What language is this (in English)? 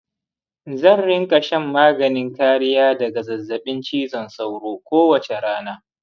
Hausa